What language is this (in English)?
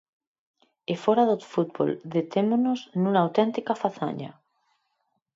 Galician